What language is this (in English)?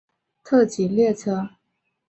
Chinese